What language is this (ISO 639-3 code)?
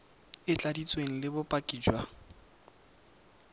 tsn